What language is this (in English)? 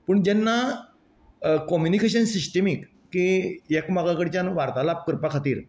Konkani